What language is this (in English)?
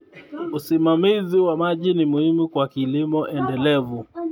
Kalenjin